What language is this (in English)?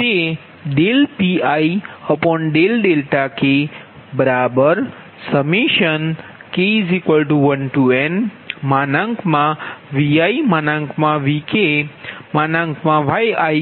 Gujarati